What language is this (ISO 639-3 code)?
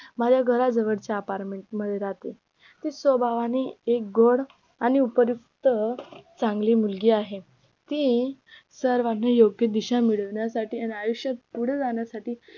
mar